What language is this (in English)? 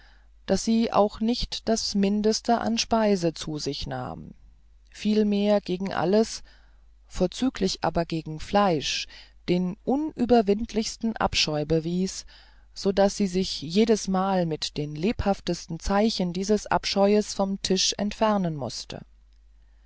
German